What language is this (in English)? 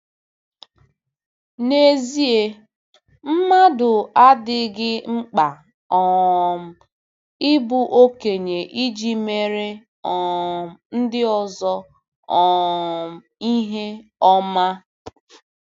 Igbo